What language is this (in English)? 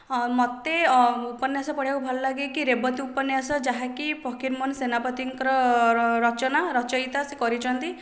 Odia